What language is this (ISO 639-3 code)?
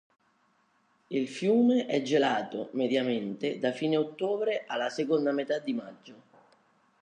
ita